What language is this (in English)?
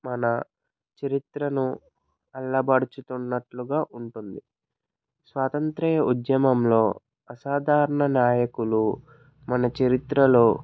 Telugu